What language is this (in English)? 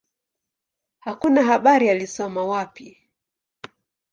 Swahili